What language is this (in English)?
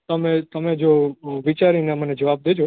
Gujarati